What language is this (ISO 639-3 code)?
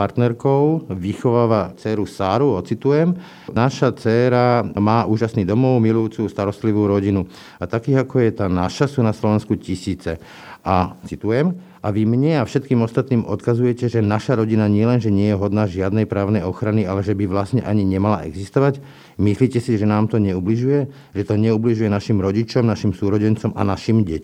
slk